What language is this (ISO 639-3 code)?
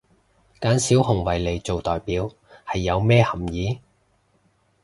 yue